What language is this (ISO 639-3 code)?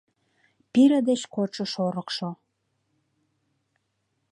chm